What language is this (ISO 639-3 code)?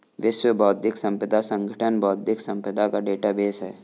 hin